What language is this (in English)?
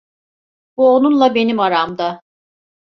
Turkish